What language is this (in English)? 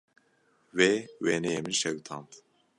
Kurdish